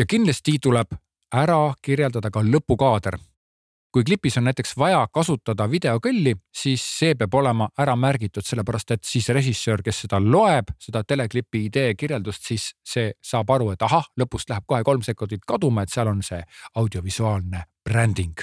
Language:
Czech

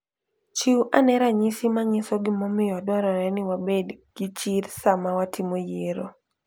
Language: Luo (Kenya and Tanzania)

